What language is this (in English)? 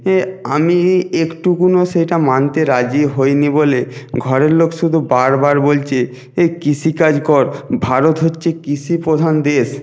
Bangla